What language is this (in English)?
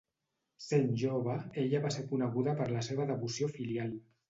Catalan